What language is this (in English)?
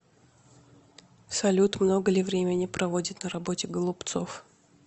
Russian